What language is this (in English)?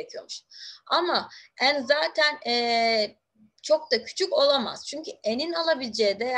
Turkish